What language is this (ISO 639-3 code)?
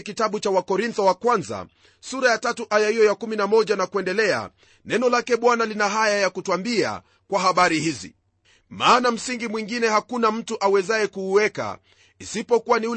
swa